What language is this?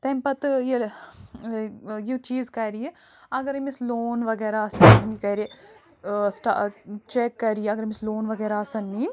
Kashmiri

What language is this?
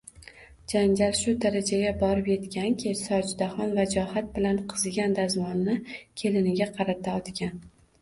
Uzbek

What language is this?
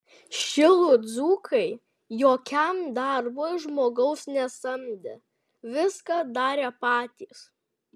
Lithuanian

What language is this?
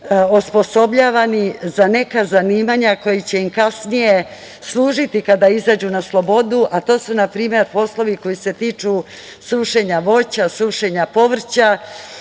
Serbian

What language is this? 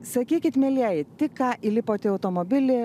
Lithuanian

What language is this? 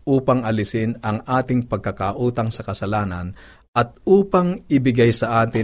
Filipino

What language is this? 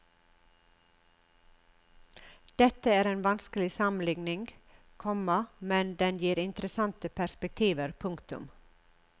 Norwegian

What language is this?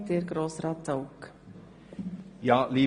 Swiss German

